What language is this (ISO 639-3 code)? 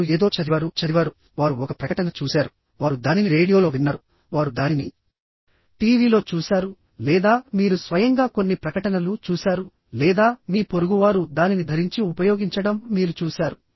tel